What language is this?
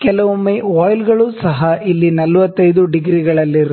Kannada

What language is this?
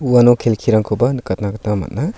Garo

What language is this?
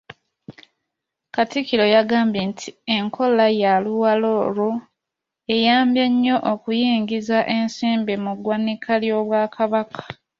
Ganda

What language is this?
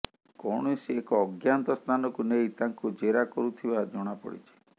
Odia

